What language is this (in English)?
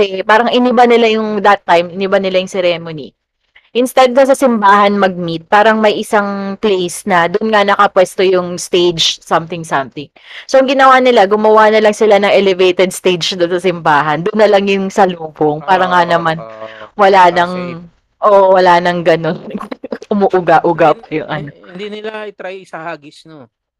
Filipino